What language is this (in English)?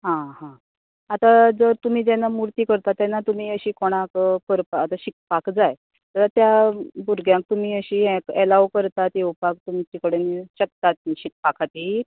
Konkani